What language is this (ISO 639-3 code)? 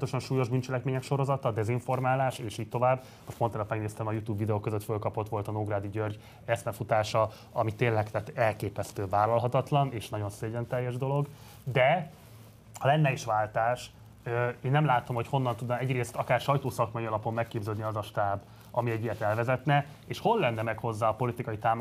hun